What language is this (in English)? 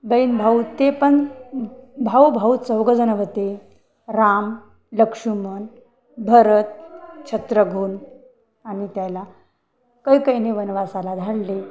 Marathi